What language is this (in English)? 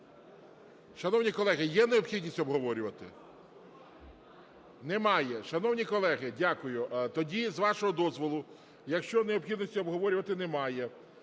Ukrainian